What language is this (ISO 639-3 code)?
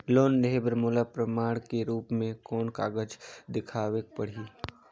hne